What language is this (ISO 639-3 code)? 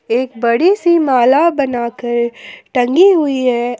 hin